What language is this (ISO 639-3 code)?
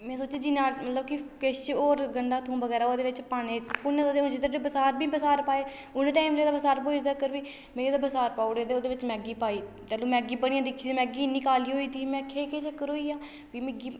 doi